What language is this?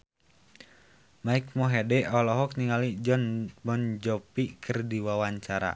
Sundanese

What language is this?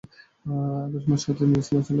Bangla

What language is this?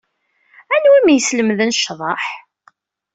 Kabyle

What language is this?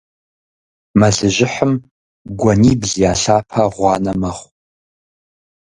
Kabardian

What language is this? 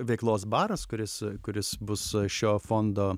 Lithuanian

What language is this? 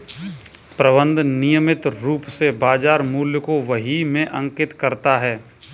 Hindi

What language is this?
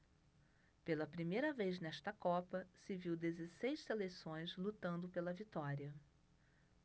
Portuguese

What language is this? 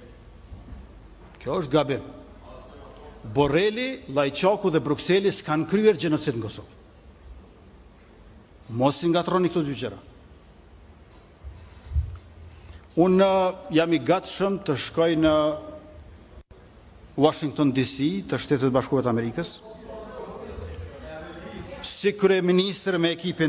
Russian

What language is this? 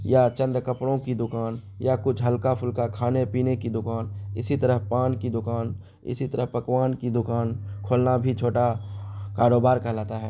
Urdu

